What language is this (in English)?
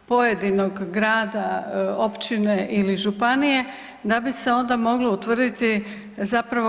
Croatian